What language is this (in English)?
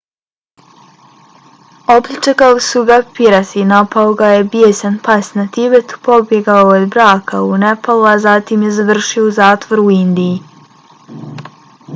Bosnian